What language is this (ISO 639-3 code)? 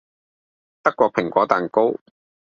yue